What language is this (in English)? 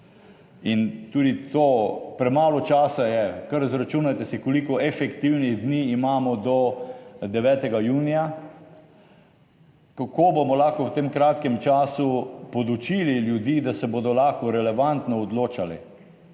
Slovenian